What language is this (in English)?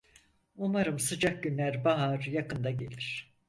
Turkish